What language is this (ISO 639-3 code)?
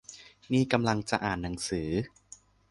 tha